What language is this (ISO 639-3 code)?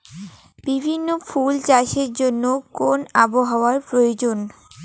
ben